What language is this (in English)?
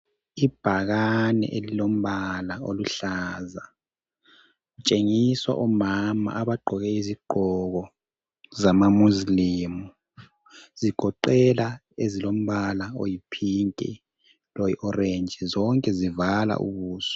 North Ndebele